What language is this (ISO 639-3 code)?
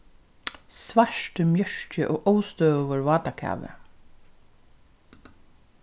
fao